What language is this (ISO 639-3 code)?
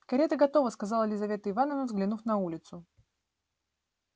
rus